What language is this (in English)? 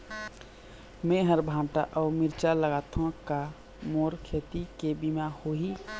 Chhattisgarhi